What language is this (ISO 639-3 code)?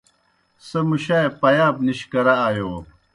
plk